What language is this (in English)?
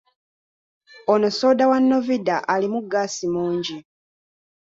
Ganda